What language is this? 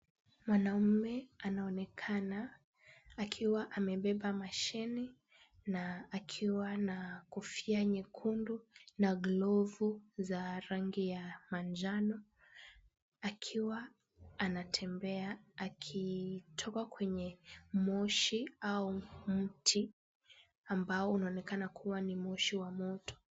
Swahili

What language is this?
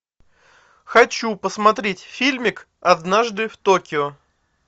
Russian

